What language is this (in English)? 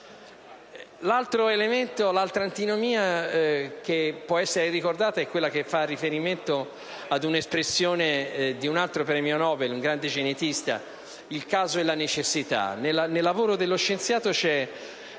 Italian